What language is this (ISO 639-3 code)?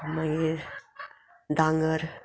kok